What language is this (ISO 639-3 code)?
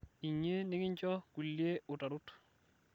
mas